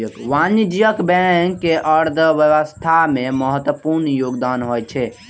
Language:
Maithili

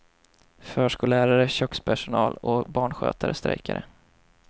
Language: Swedish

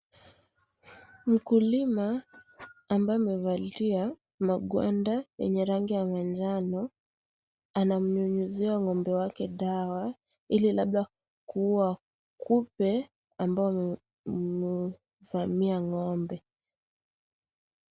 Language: Swahili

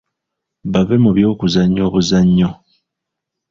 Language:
Ganda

